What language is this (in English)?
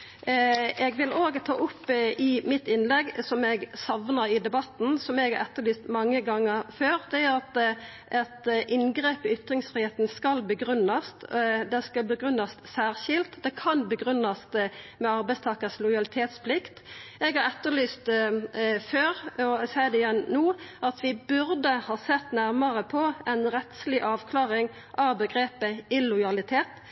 Norwegian Nynorsk